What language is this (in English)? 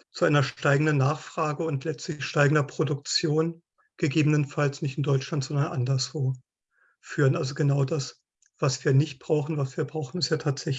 German